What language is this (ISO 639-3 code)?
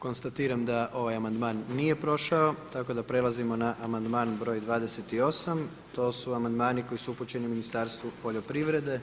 hrv